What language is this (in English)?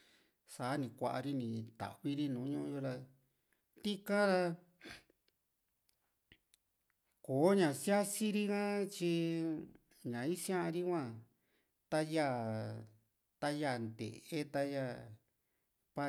Juxtlahuaca Mixtec